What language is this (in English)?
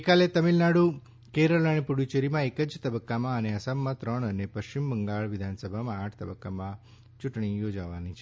Gujarati